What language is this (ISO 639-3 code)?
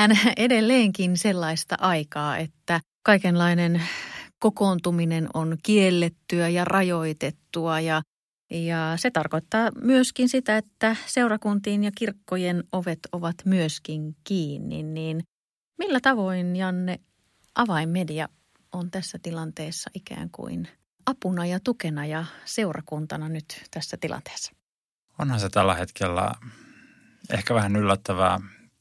fin